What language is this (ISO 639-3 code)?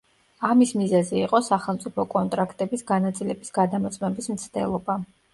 kat